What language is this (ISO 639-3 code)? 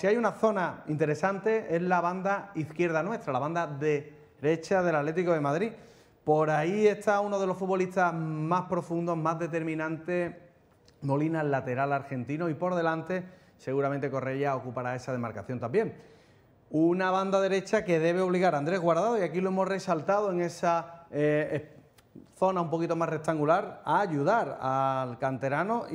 spa